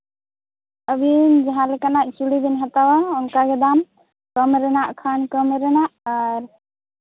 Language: Santali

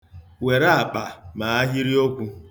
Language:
Igbo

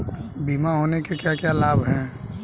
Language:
Hindi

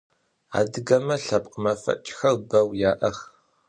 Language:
Adyghe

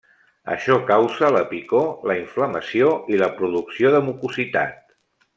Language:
Catalan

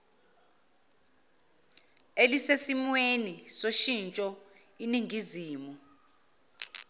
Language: Zulu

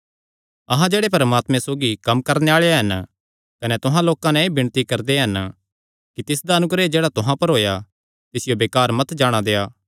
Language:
Kangri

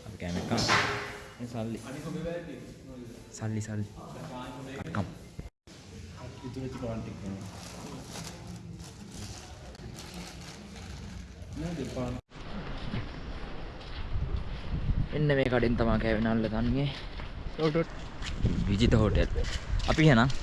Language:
Indonesian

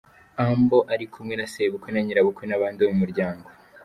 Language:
Kinyarwanda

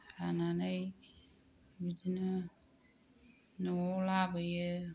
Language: Bodo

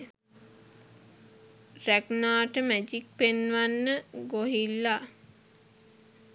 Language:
Sinhala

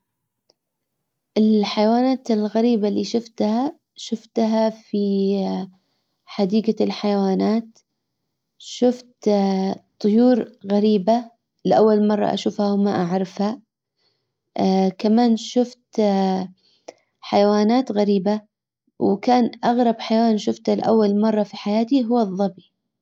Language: Hijazi Arabic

